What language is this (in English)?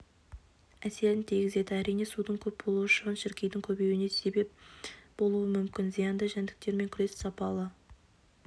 Kazakh